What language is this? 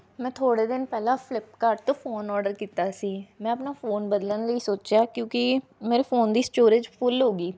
Punjabi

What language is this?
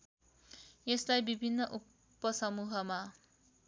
Nepali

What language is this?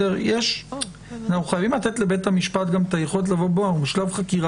Hebrew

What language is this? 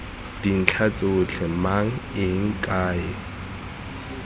Tswana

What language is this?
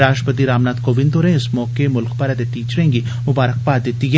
Dogri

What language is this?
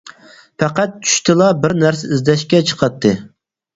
Uyghur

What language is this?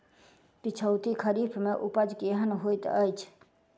Maithili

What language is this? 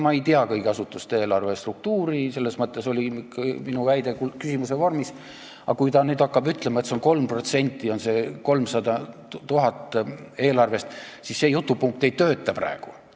Estonian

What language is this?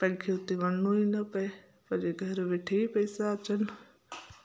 Sindhi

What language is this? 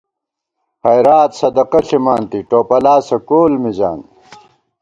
Gawar-Bati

